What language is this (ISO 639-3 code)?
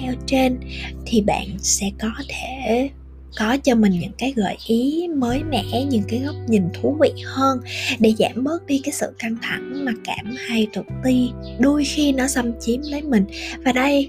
vie